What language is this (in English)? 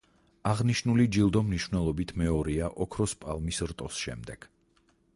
Georgian